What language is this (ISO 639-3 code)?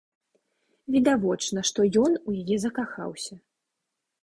bel